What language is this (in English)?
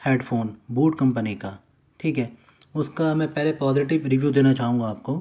Urdu